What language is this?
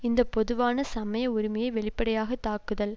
Tamil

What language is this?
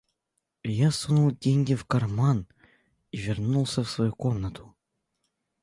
Russian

